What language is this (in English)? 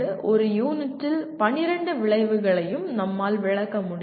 Tamil